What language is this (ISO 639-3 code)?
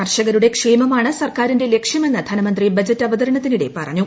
mal